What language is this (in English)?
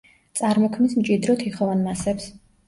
Georgian